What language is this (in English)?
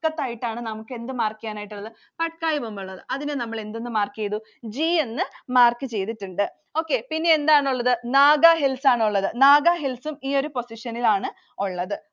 Malayalam